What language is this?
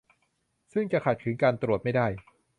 Thai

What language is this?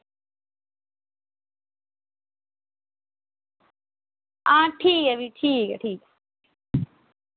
Dogri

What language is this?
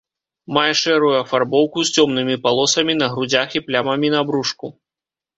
Belarusian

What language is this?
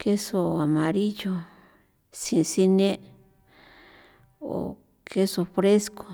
San Felipe Otlaltepec Popoloca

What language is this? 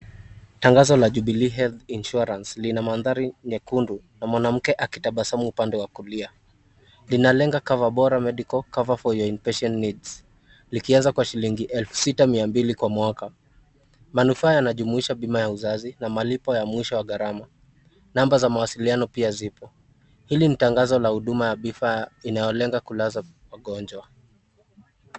Swahili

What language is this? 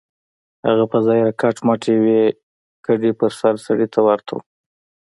Pashto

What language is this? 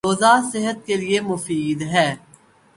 Urdu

